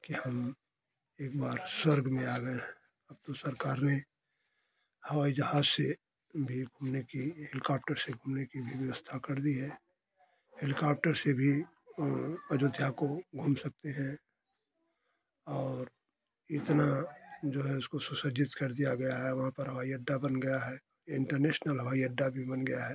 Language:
Hindi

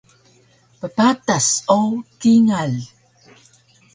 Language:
Taroko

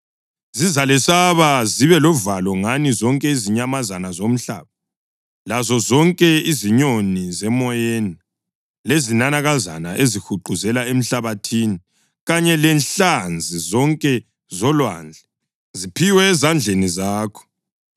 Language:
North Ndebele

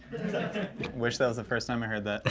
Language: English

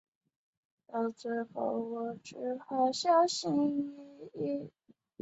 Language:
Chinese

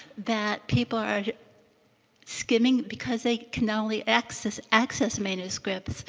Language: English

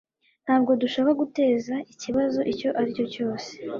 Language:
Kinyarwanda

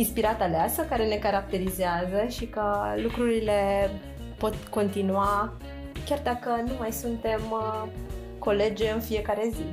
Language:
Romanian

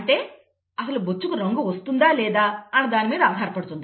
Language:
Telugu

